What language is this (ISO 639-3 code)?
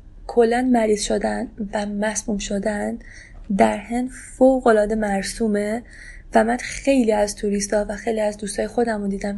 fas